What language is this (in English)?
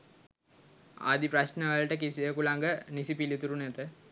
Sinhala